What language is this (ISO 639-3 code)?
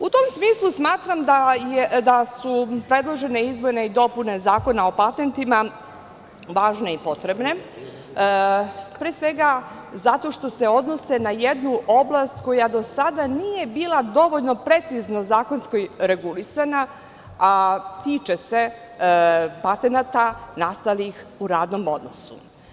srp